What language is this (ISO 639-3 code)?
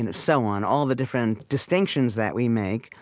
eng